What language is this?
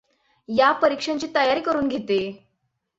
Marathi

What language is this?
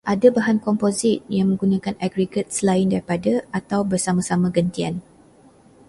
Malay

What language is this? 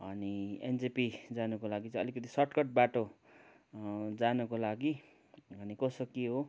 Nepali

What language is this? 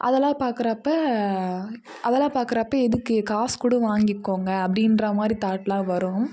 Tamil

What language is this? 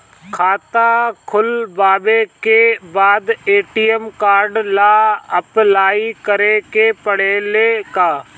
Bhojpuri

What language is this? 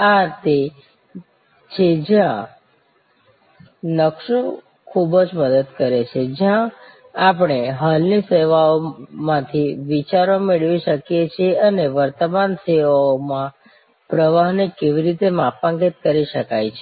Gujarati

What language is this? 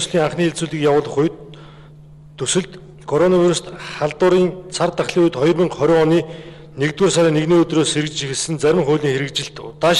Dutch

